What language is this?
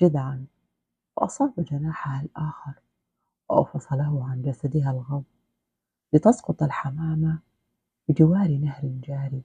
Arabic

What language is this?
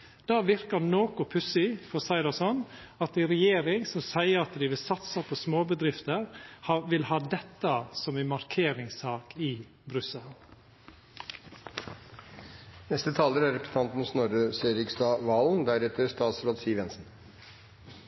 Norwegian Nynorsk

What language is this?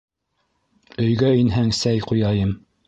Bashkir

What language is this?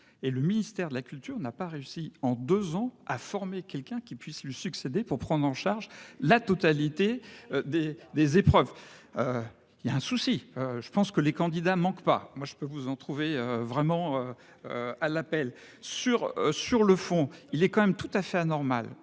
French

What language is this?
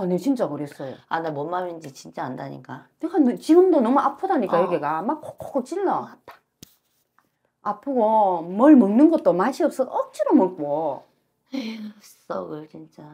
Korean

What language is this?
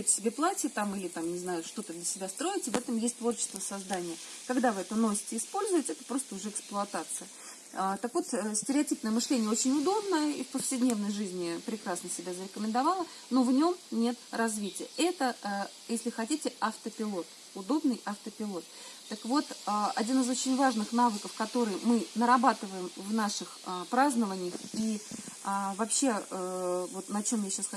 Russian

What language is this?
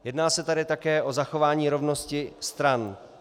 Czech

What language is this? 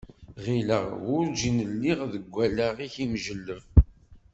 Kabyle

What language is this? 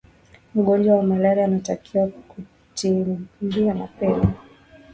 Swahili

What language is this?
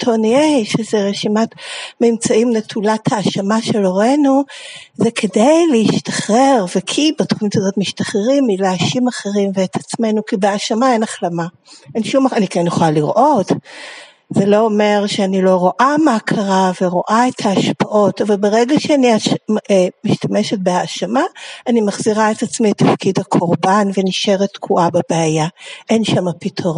Hebrew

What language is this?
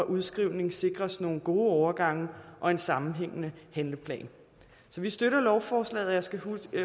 Danish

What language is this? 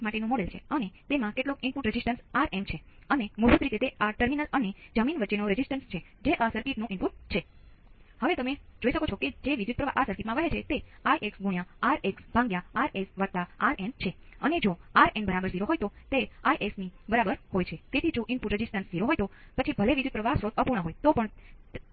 Gujarati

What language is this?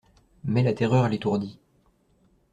French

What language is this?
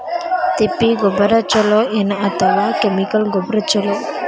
Kannada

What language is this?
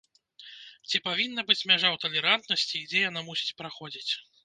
Belarusian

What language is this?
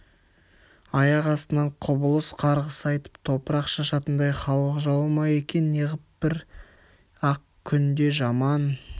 Kazakh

